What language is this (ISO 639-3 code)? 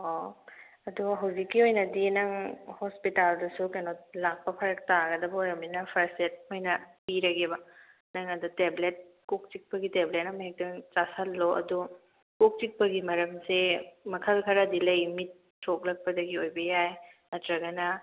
mni